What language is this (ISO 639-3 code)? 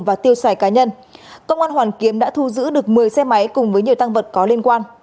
vie